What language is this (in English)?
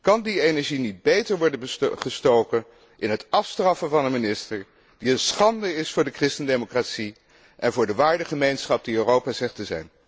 Dutch